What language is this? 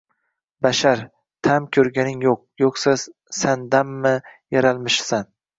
Uzbek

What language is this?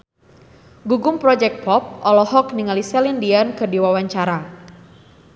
Sundanese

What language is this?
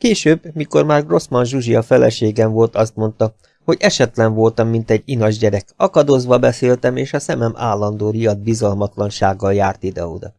Hungarian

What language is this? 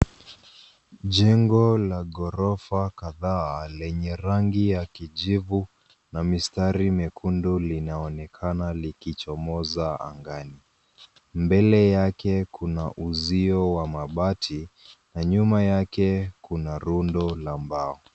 Swahili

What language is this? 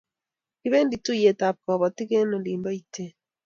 Kalenjin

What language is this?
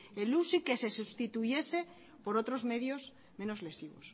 Spanish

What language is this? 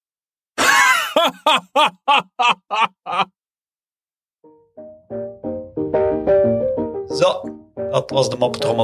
Dutch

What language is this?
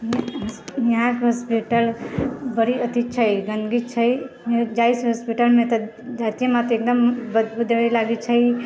Maithili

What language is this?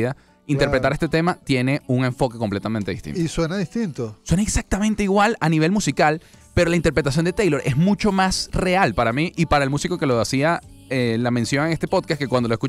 Spanish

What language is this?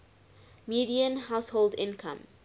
English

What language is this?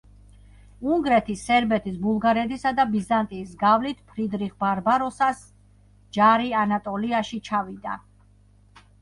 Georgian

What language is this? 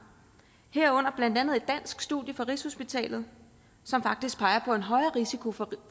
Danish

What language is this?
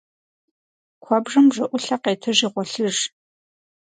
Kabardian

